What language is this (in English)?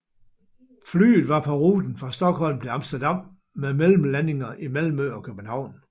Danish